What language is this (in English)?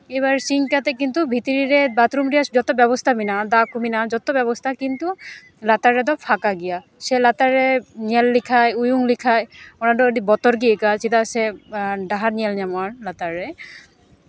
Santali